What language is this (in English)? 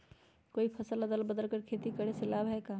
Magahi